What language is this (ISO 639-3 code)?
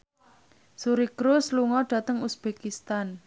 jav